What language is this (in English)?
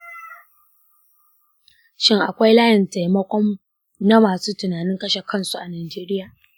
Hausa